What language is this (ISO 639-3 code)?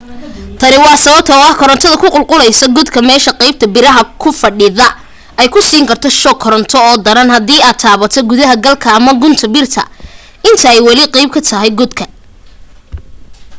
som